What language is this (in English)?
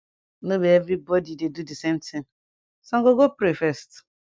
Nigerian Pidgin